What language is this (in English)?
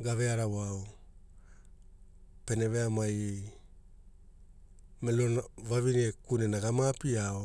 Hula